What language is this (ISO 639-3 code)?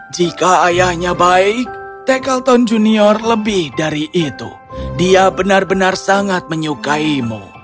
ind